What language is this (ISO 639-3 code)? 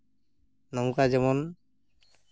sat